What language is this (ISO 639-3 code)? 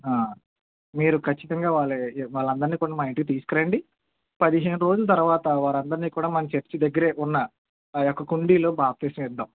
tel